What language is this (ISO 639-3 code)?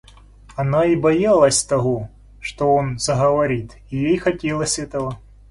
rus